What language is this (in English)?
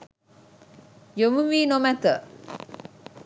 Sinhala